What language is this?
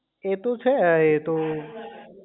Gujarati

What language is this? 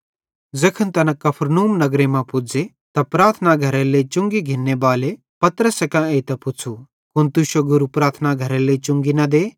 Bhadrawahi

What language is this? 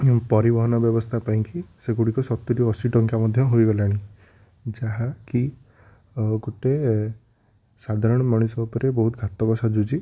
Odia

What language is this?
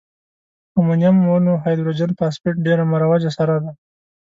Pashto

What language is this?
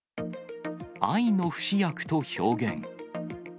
Japanese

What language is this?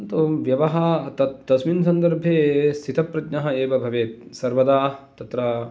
Sanskrit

